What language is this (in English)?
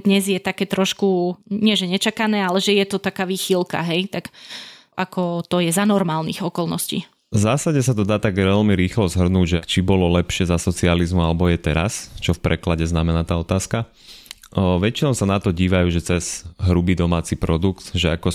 Slovak